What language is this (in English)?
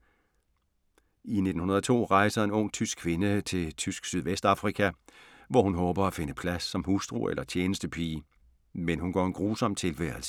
Danish